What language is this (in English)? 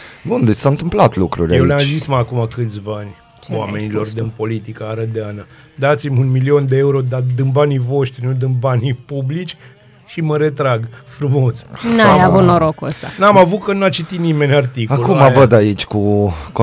Romanian